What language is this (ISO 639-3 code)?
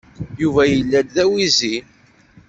kab